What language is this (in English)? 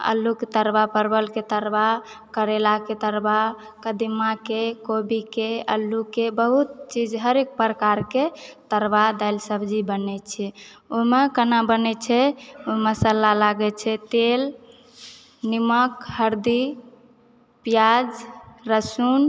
Maithili